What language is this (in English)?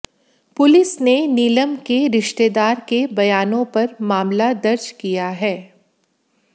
Hindi